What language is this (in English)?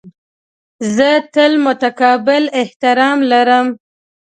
Pashto